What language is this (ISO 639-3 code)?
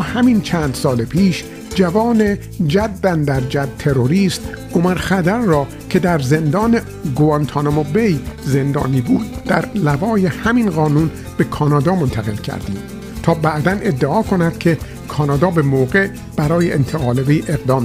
fas